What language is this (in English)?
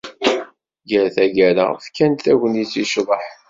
Kabyle